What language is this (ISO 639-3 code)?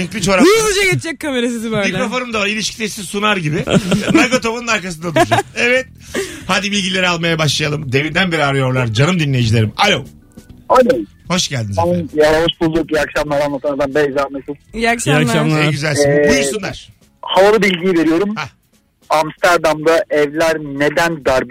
tur